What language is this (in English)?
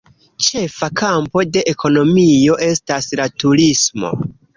Esperanto